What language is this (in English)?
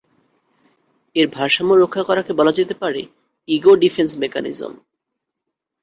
Bangla